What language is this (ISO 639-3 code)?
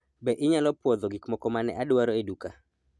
luo